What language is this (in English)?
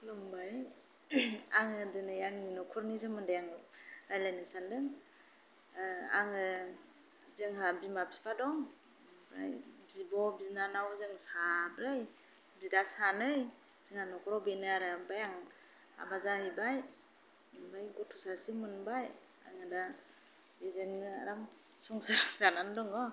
Bodo